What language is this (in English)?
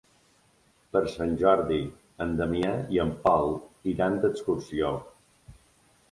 Catalan